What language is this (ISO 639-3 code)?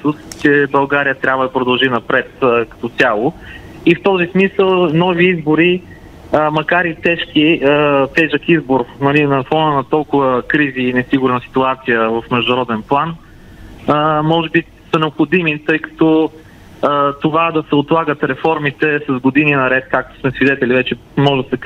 bul